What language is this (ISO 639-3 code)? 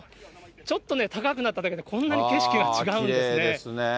jpn